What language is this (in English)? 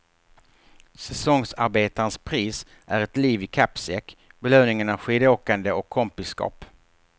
Swedish